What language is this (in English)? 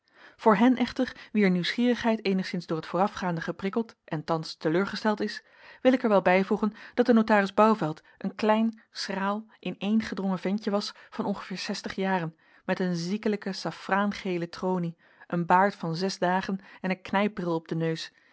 Dutch